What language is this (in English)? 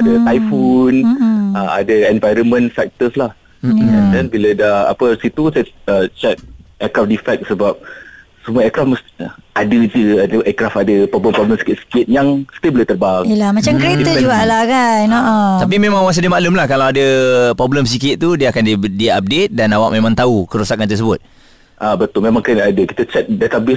Malay